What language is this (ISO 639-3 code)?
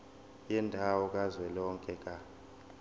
zul